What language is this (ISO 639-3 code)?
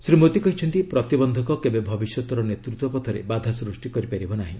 ori